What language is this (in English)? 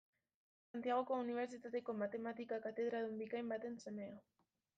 Basque